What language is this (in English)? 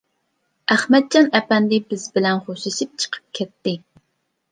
Uyghur